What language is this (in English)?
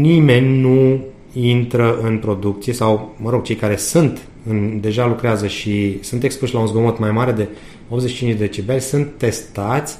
Romanian